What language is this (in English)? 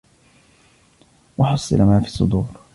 Arabic